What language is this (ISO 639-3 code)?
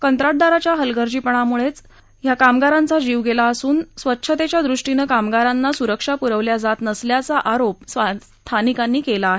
mar